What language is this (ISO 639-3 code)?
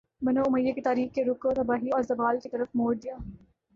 urd